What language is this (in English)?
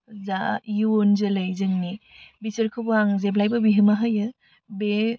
Bodo